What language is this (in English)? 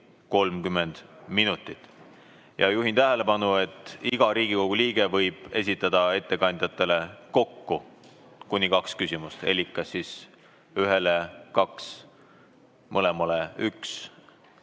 Estonian